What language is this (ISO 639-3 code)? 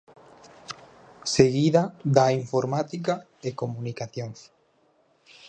glg